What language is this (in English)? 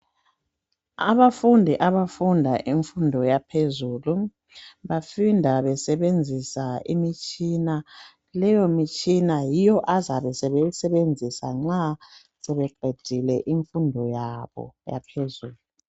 North Ndebele